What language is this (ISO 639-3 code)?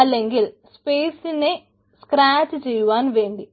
mal